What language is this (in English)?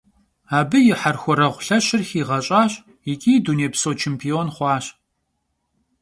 Kabardian